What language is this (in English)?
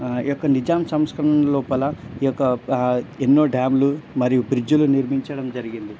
Telugu